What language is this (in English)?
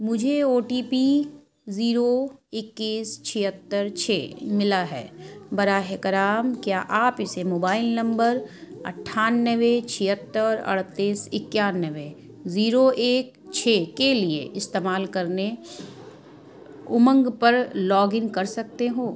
Urdu